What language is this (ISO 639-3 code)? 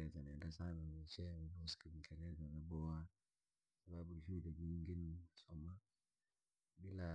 lag